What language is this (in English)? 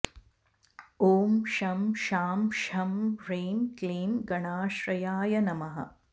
Sanskrit